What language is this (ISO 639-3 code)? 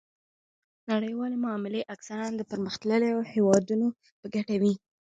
pus